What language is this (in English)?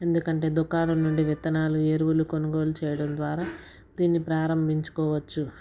Telugu